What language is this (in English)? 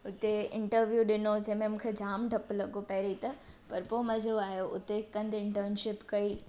Sindhi